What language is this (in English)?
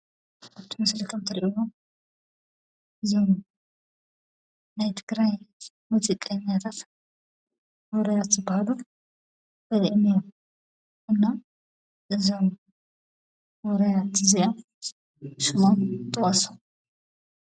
Tigrinya